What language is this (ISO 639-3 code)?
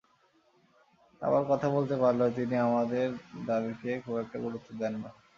ben